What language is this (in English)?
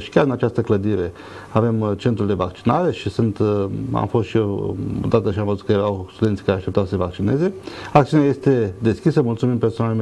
Romanian